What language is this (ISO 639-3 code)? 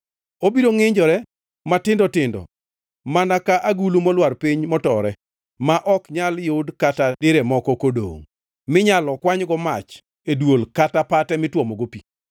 luo